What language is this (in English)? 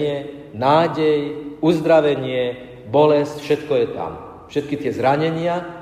Slovak